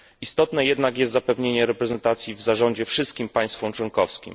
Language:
Polish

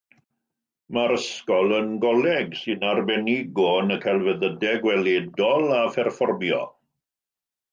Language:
Welsh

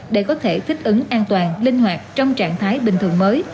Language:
Vietnamese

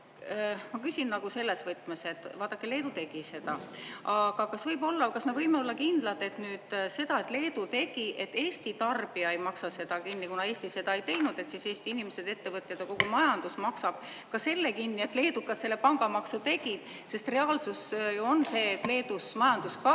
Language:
Estonian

